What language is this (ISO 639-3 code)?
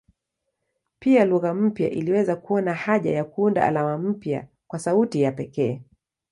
swa